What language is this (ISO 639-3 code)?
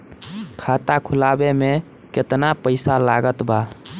bho